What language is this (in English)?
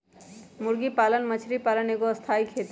Magahi